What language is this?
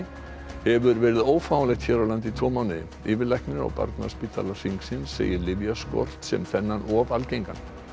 Icelandic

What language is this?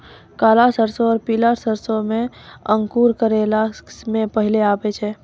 Maithili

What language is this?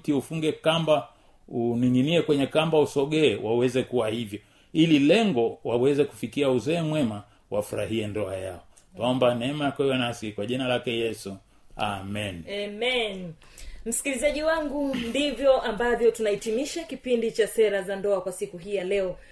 Swahili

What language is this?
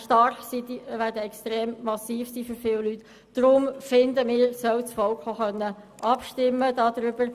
Swiss German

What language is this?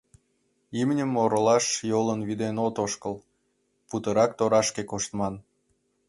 Mari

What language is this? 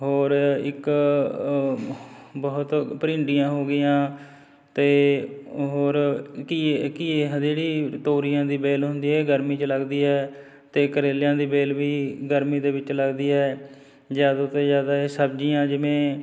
Punjabi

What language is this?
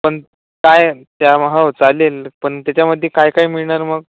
Marathi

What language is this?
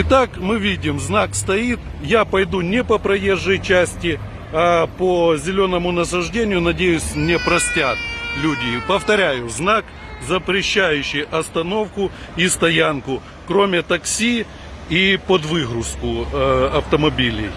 Russian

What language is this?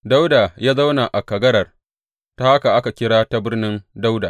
Hausa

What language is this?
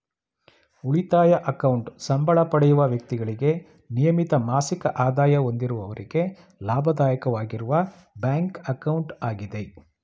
Kannada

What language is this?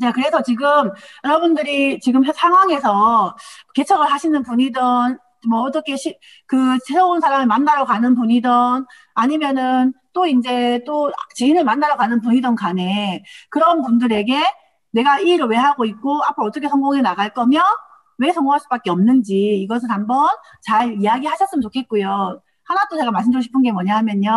Korean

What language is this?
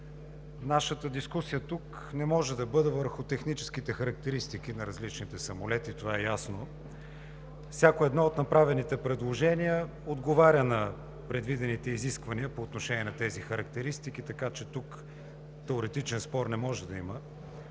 Bulgarian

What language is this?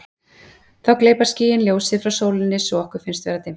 Icelandic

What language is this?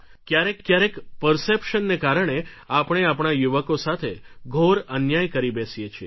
Gujarati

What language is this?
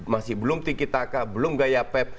Indonesian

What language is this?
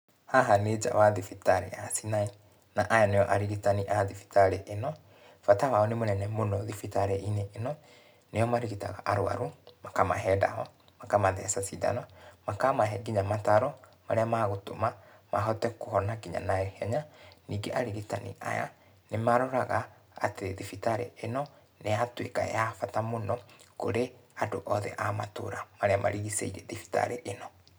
Kikuyu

